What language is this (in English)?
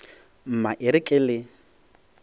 Northern Sotho